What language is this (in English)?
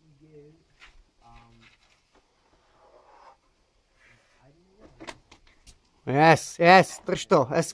Czech